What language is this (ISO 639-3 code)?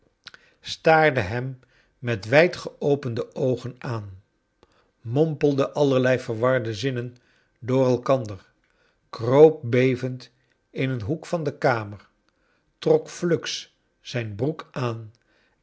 nld